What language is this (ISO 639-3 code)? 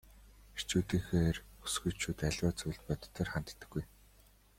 mon